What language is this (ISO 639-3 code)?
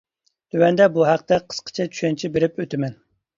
uig